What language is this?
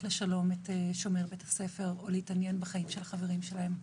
Hebrew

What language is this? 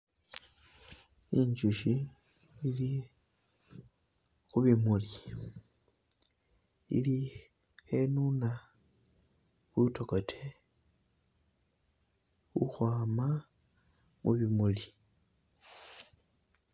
Masaaba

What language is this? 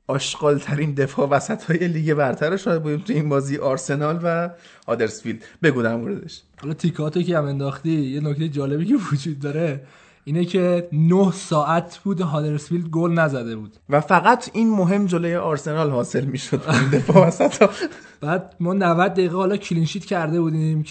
Persian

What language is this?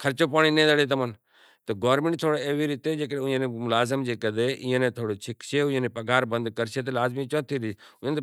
Kachi Koli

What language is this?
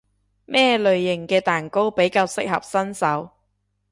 Cantonese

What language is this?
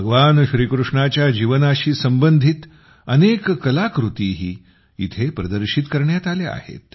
Marathi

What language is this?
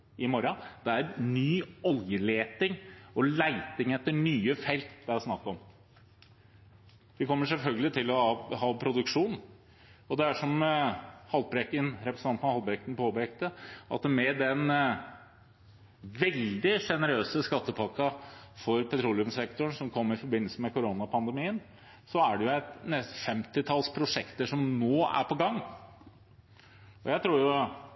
Norwegian Bokmål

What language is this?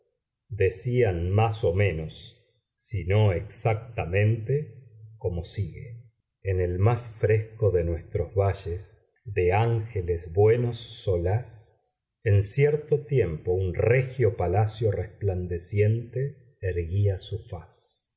Spanish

